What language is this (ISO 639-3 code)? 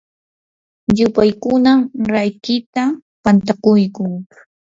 qur